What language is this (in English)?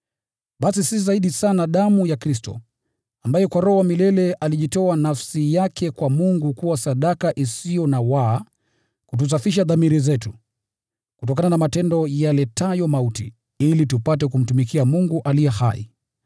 Swahili